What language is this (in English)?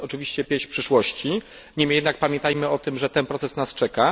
Polish